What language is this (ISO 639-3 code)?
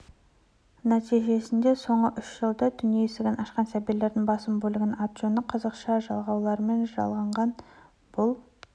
kaz